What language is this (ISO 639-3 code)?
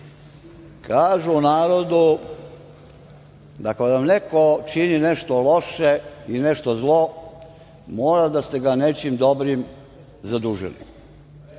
srp